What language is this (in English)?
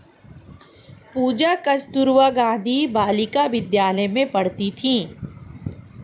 Hindi